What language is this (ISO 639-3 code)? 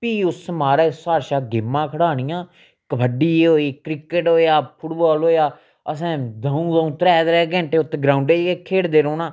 doi